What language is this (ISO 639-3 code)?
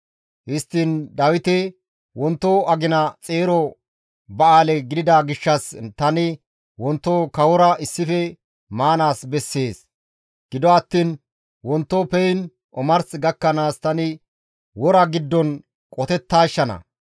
gmv